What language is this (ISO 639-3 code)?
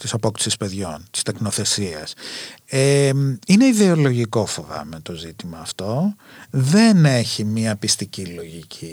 ell